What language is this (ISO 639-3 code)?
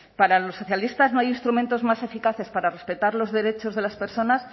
spa